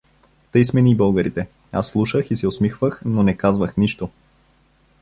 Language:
Bulgarian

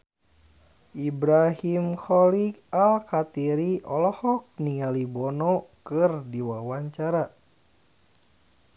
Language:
Sundanese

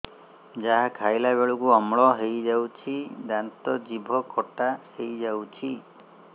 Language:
Odia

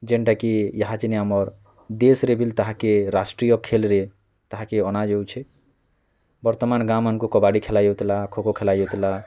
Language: Odia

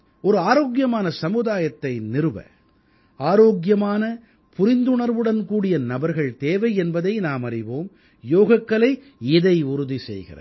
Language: Tamil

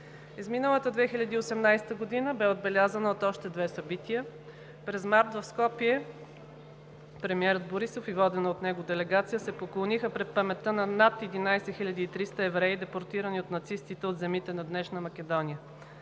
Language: Bulgarian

